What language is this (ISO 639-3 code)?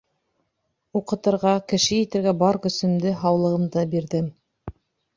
bak